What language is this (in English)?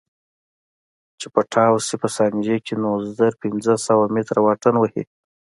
Pashto